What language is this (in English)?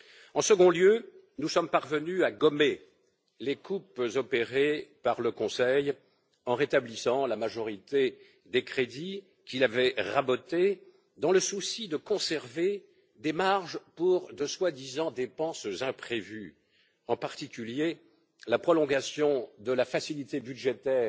French